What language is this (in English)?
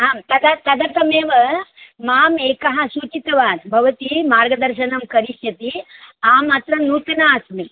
Sanskrit